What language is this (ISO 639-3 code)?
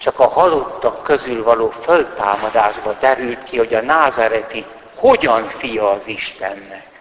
hun